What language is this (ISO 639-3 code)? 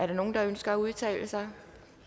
dan